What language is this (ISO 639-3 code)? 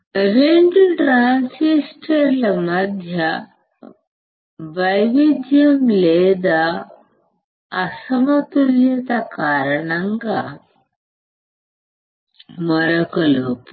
tel